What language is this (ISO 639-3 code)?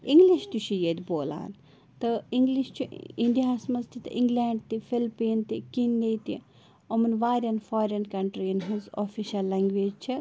kas